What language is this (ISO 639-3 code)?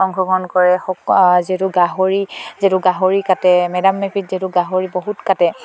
asm